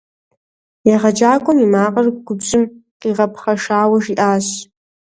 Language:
Kabardian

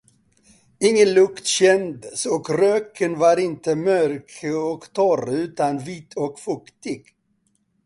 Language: Swedish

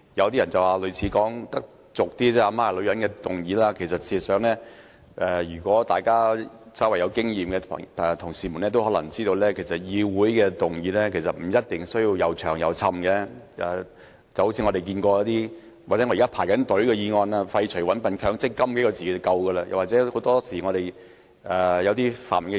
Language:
Cantonese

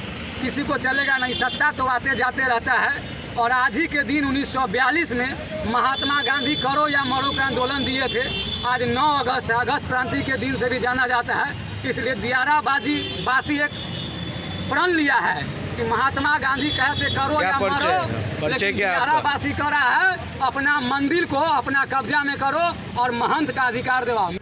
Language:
Hindi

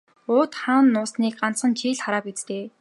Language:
Mongolian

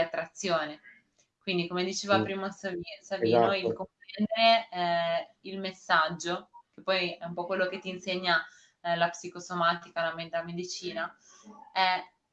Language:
Italian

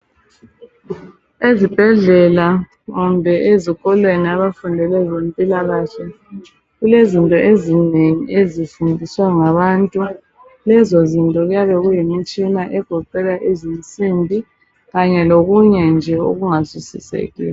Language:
North Ndebele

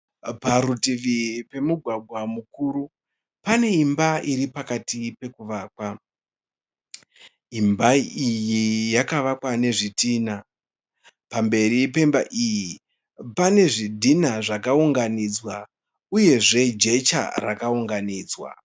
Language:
Shona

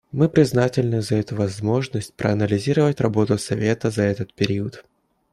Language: Russian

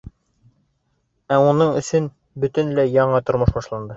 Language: Bashkir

